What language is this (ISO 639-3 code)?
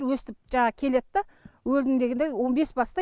kaz